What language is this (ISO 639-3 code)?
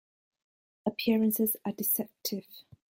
eng